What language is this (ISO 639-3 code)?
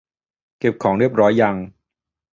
tha